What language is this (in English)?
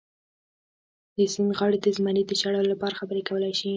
Pashto